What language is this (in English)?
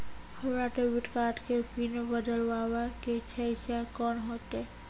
Maithili